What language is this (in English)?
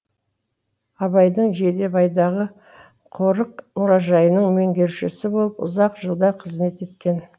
Kazakh